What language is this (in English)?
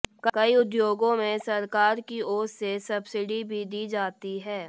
Hindi